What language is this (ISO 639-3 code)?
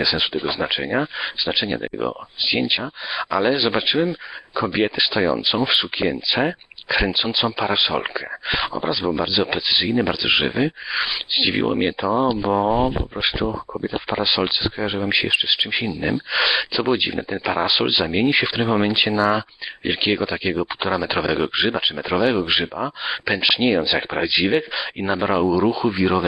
pol